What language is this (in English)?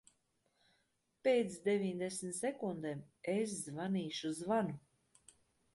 Latvian